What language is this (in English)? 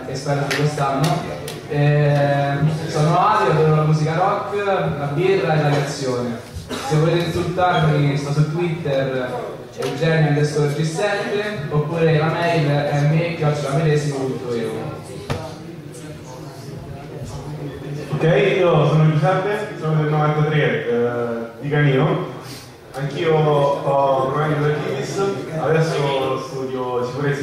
Italian